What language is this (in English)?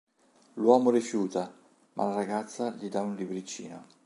Italian